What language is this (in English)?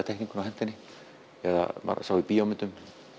Icelandic